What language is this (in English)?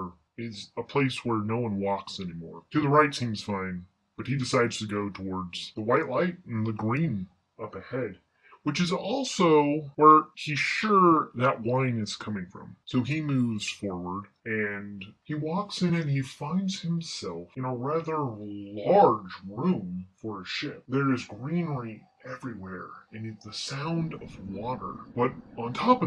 English